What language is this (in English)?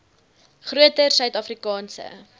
Afrikaans